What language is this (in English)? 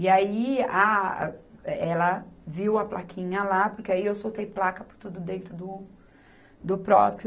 Portuguese